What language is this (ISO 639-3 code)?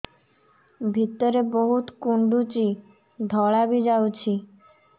ori